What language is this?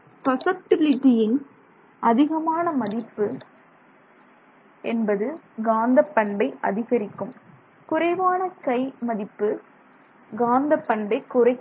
Tamil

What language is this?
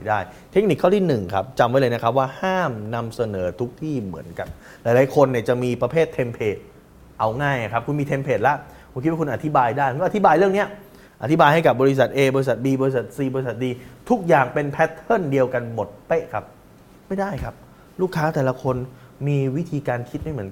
Thai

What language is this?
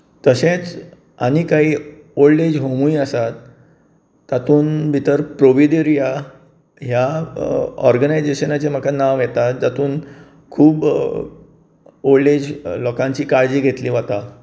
Konkani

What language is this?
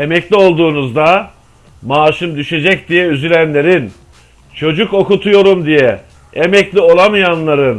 Turkish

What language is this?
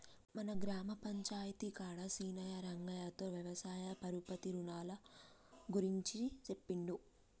Telugu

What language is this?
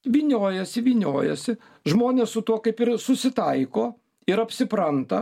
Lithuanian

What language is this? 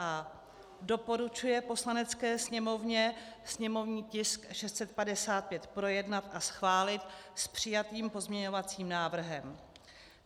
Czech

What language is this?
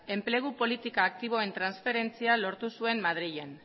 Basque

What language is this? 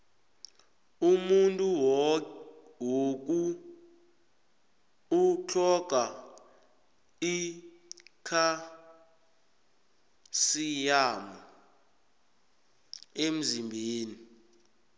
South Ndebele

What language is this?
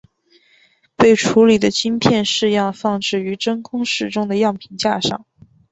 Chinese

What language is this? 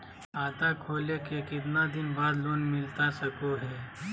Magahi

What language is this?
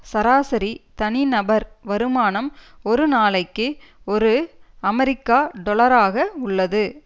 Tamil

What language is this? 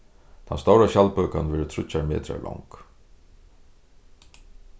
Faroese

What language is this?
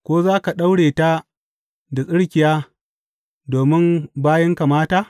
Hausa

